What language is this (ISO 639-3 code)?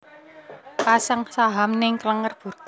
jav